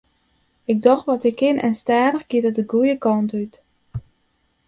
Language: Western Frisian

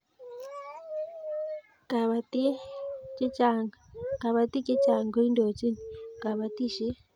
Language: Kalenjin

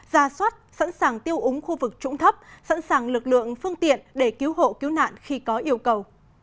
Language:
Vietnamese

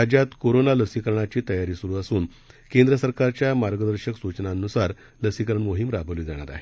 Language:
Marathi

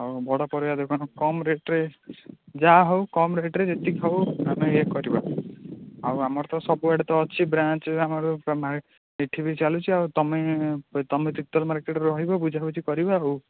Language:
Odia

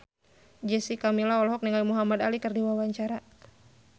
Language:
Sundanese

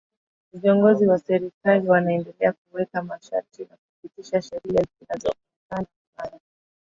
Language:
Swahili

